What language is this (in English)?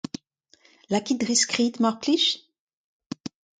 Breton